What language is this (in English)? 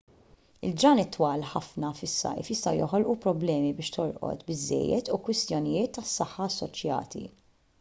Maltese